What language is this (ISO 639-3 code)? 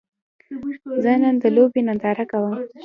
pus